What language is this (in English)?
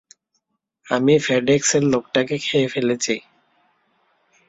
Bangla